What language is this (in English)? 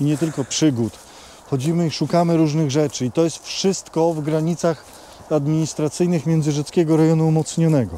Polish